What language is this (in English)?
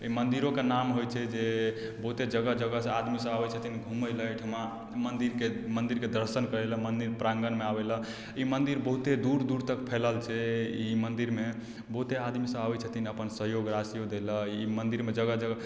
Maithili